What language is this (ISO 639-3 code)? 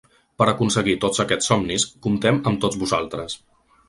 cat